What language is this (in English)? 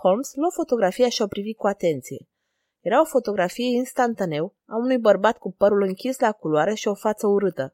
Romanian